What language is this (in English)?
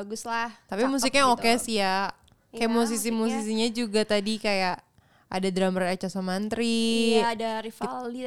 Indonesian